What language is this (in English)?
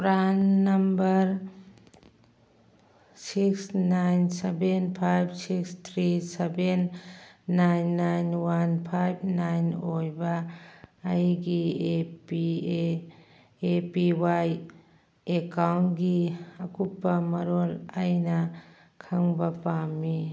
Manipuri